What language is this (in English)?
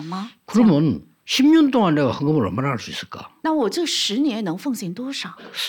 Korean